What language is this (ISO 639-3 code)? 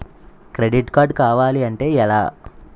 tel